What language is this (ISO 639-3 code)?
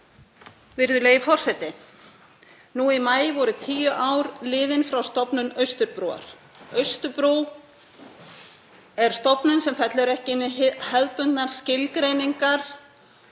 isl